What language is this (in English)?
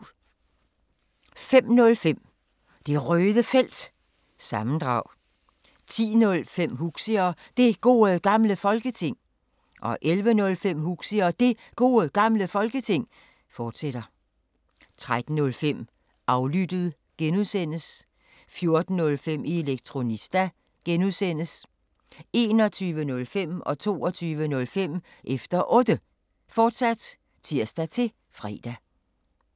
Danish